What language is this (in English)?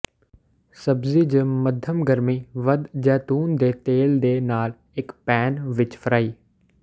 Punjabi